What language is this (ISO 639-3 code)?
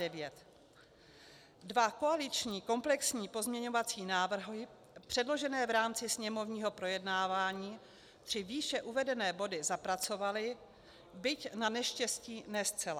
ces